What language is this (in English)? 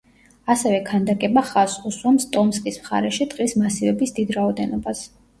Georgian